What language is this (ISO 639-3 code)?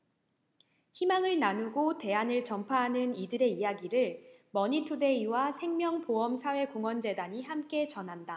kor